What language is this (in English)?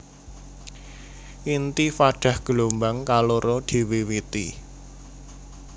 Javanese